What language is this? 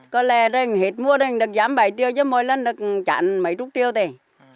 Vietnamese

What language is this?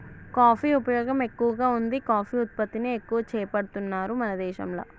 Telugu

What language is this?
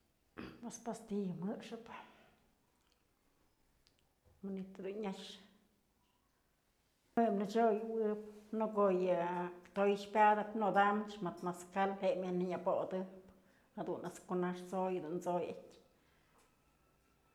Mazatlán Mixe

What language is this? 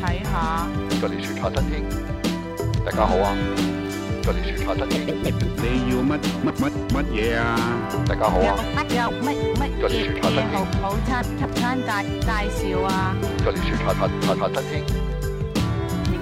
Chinese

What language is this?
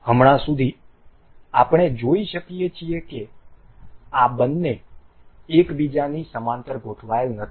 Gujarati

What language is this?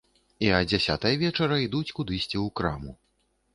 Belarusian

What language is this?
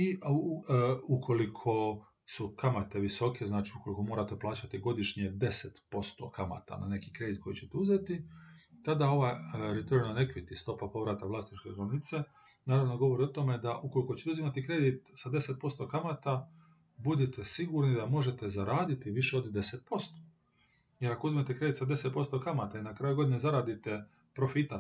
Croatian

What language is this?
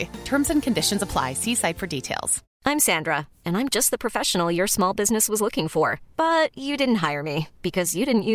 Swedish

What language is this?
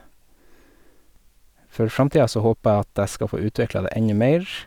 Norwegian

